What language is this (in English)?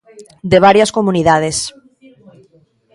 Galician